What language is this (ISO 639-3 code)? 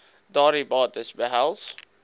afr